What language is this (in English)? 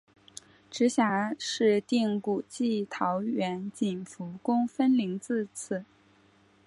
Chinese